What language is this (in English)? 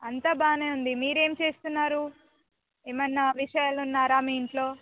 Telugu